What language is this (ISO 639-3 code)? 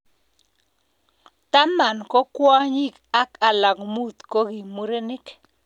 kln